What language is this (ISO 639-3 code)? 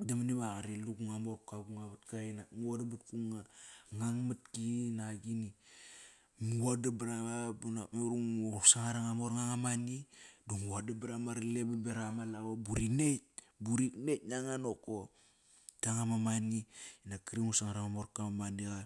ckr